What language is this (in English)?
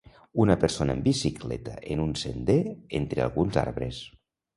Catalan